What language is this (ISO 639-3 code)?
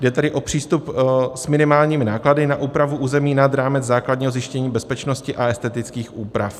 ces